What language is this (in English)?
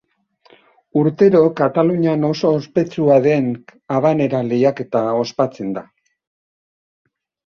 Basque